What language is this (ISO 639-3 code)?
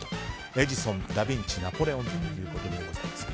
jpn